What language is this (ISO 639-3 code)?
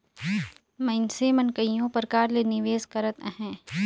hne